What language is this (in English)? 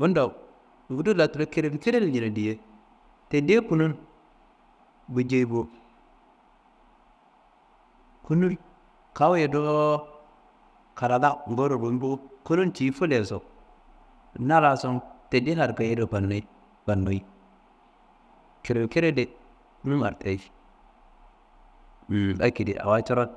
Kanembu